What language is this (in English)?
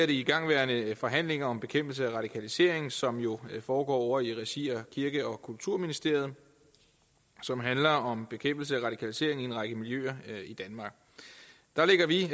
Danish